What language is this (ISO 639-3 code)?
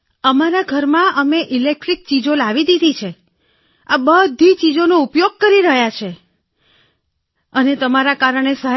guj